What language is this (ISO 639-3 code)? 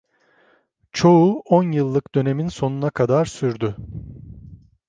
tur